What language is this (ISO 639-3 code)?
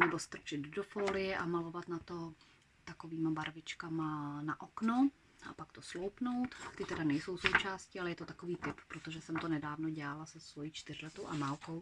ces